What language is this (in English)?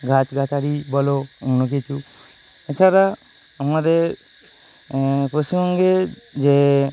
Bangla